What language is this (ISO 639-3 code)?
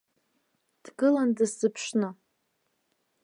abk